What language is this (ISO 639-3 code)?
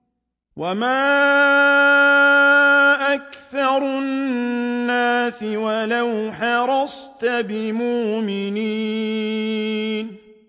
ara